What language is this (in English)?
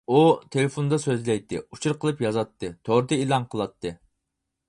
Uyghur